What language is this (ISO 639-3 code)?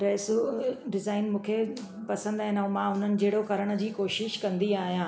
snd